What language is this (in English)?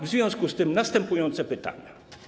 Polish